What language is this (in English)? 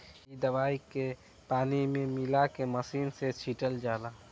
Bhojpuri